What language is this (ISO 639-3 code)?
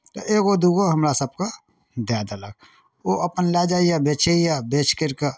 mai